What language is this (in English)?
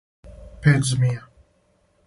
Serbian